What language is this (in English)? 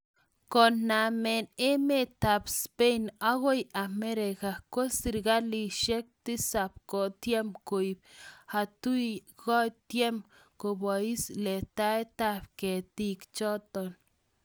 Kalenjin